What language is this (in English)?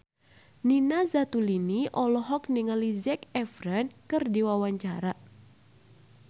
Sundanese